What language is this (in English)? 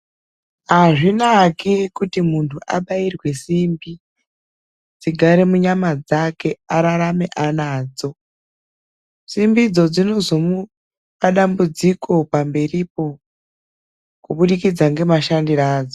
Ndau